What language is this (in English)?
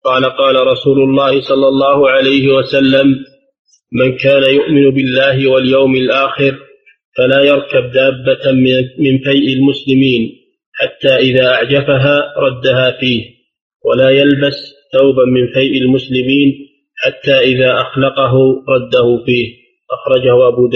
Arabic